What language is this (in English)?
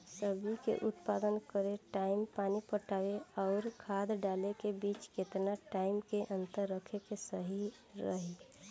Bhojpuri